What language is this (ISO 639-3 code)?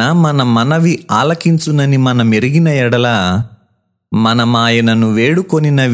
tel